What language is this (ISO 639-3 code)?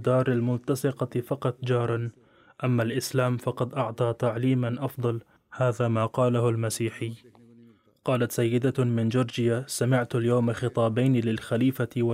ara